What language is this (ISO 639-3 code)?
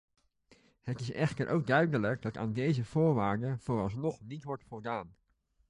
nld